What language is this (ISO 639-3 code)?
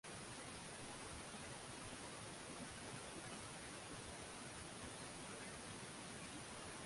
swa